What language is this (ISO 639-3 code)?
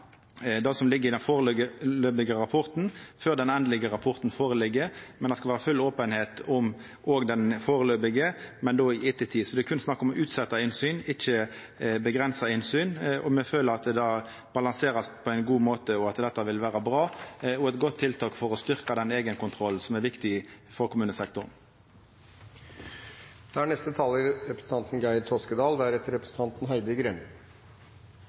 nno